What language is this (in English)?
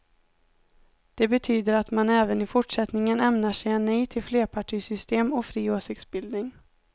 Swedish